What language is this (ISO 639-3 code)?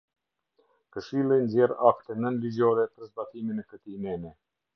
sqi